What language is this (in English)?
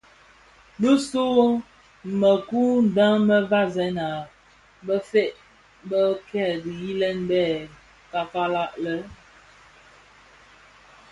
Bafia